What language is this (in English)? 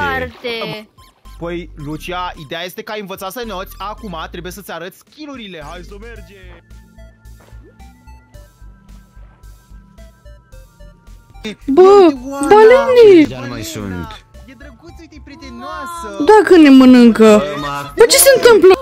Romanian